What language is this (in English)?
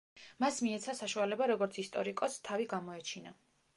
Georgian